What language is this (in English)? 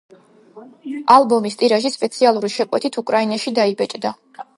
Georgian